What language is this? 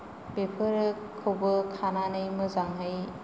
Bodo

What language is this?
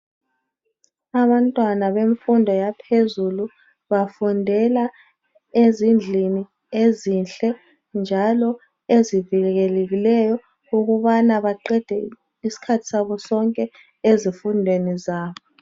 North Ndebele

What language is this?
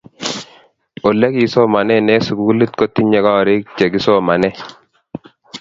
Kalenjin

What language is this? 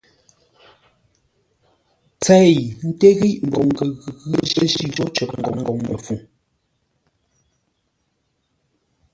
Ngombale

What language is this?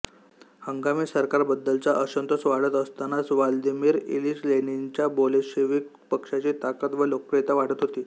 Marathi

